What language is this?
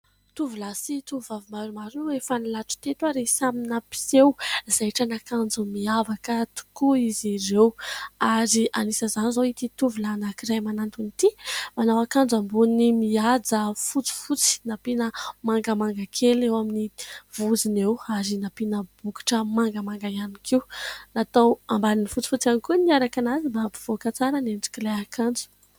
Malagasy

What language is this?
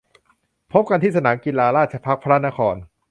Thai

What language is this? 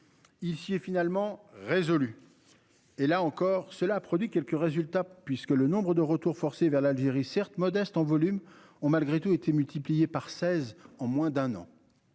French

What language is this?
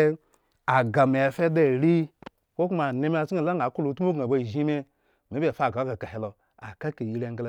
Eggon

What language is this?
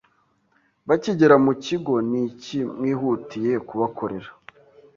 Kinyarwanda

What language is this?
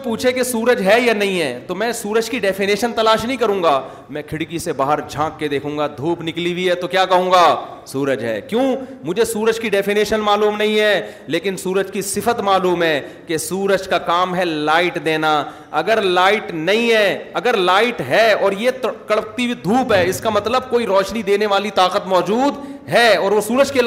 Urdu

